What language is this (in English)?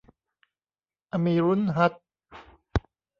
Thai